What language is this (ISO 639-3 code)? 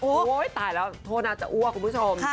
tha